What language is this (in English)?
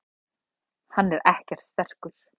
Icelandic